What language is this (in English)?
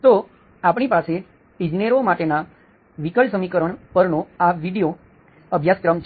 Gujarati